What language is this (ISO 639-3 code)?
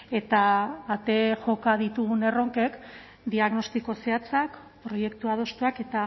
eus